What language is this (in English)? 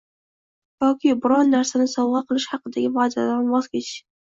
Uzbek